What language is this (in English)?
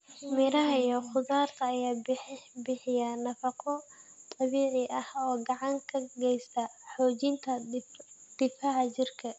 Somali